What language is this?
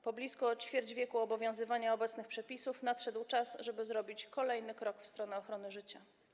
Polish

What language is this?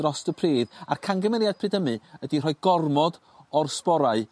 Welsh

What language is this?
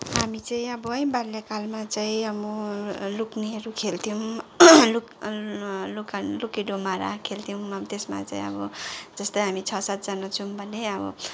Nepali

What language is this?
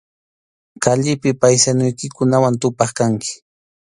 Arequipa-La Unión Quechua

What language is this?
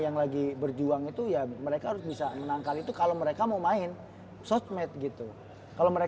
Indonesian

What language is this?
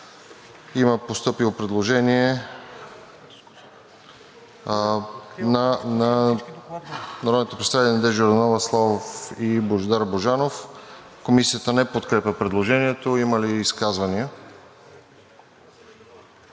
Bulgarian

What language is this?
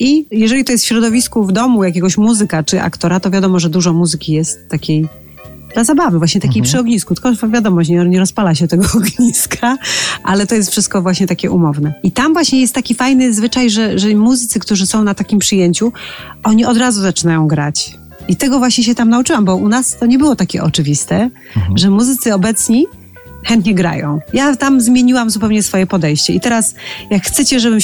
Polish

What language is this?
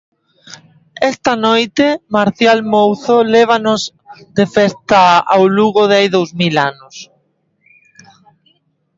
Galician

